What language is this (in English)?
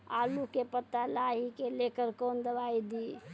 Maithili